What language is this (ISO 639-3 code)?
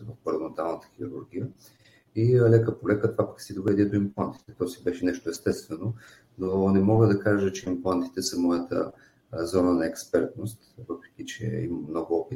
bul